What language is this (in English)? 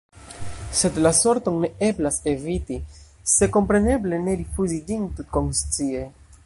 Esperanto